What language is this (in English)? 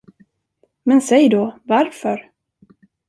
Swedish